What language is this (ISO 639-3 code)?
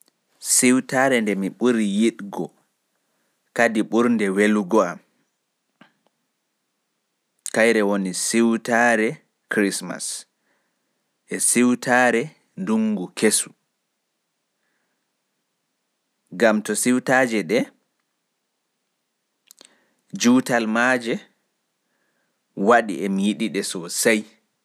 fuf